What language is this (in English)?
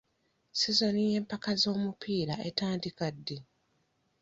Ganda